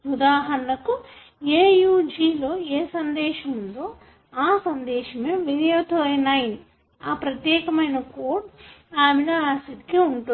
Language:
Telugu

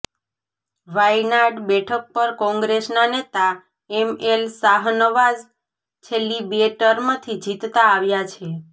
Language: Gujarati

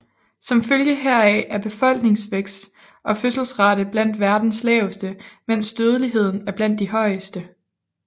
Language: Danish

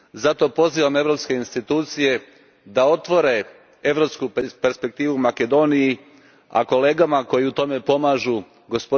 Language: Croatian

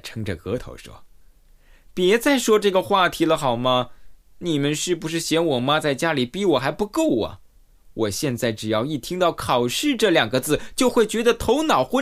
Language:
Chinese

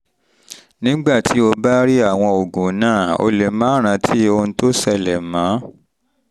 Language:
Yoruba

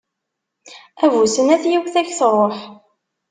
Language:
Kabyle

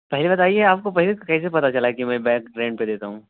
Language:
Urdu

